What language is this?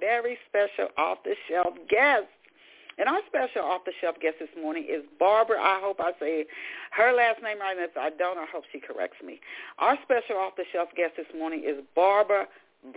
English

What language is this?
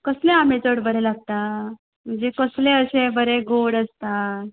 Konkani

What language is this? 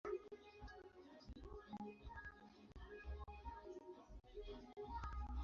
Swahili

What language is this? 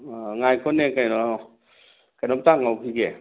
Manipuri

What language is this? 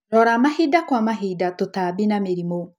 Kikuyu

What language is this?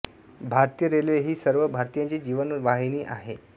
Marathi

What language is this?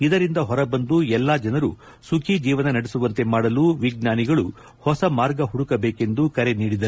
Kannada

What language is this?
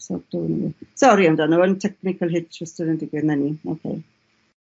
Welsh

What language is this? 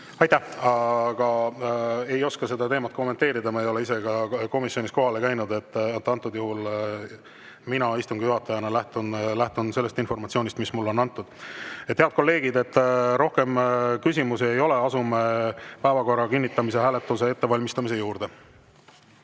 Estonian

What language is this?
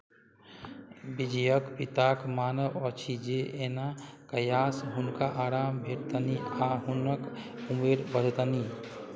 Maithili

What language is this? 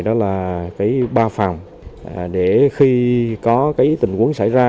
Vietnamese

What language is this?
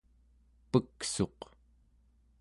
Central Yupik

